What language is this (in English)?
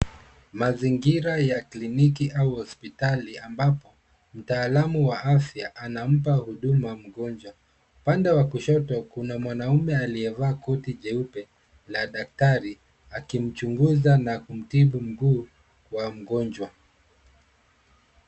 Swahili